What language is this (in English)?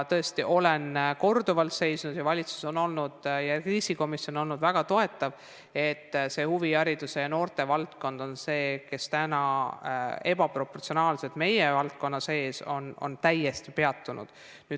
Estonian